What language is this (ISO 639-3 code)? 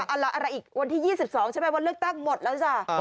tha